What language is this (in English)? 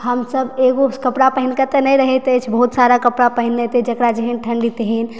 Maithili